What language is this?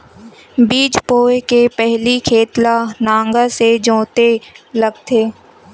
Chhattisgarhi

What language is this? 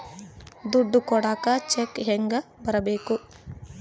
Kannada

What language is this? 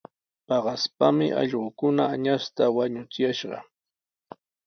Sihuas Ancash Quechua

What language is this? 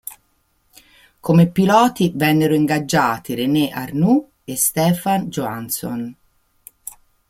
Italian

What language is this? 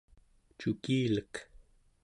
Central Yupik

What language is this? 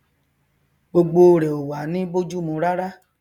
Yoruba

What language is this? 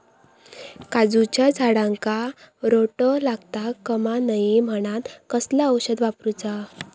Marathi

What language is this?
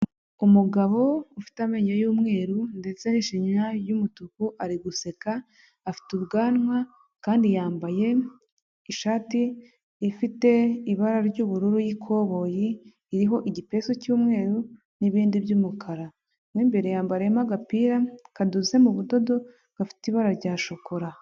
Kinyarwanda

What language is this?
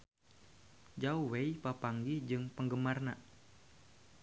Sundanese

